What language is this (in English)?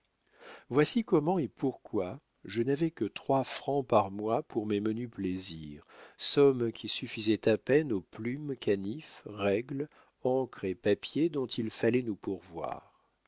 French